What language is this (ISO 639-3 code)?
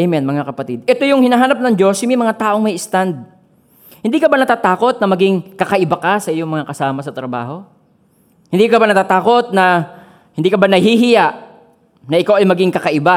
fil